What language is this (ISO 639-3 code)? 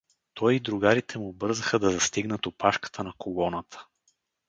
bul